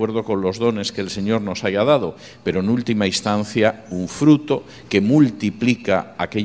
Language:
Spanish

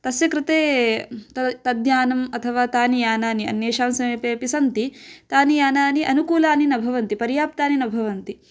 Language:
Sanskrit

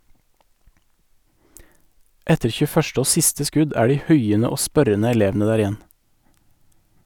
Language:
Norwegian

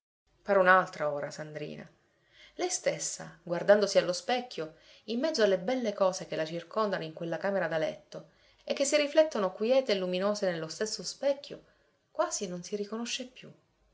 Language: Italian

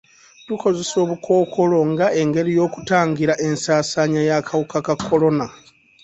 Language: Ganda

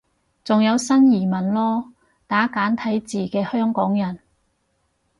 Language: Cantonese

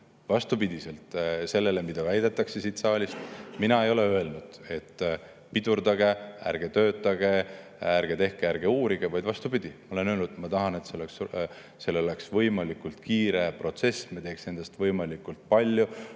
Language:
Estonian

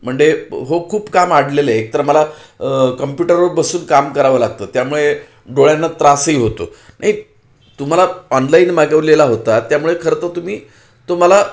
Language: Marathi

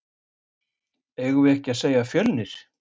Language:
Icelandic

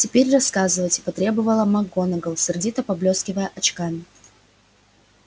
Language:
Russian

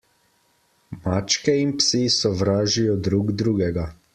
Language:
Slovenian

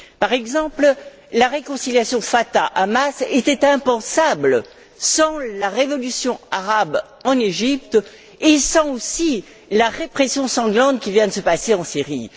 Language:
French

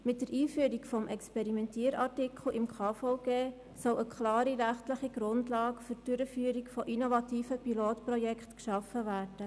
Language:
Swiss German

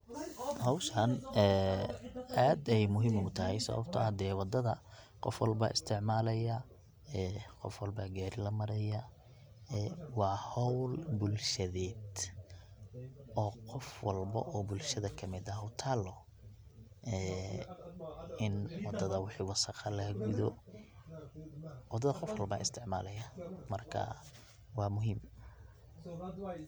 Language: Somali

